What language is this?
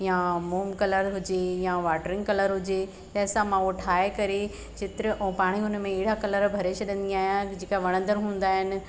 Sindhi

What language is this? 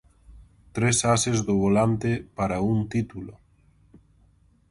Galician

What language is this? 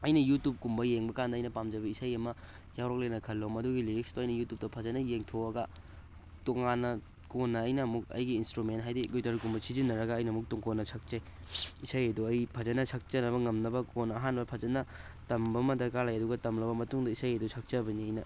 Manipuri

